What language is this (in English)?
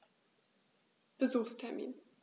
German